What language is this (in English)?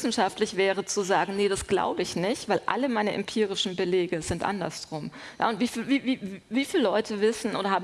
German